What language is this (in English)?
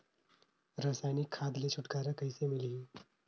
Chhattisgarhi